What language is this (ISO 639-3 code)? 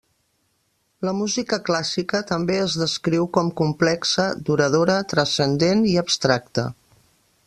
cat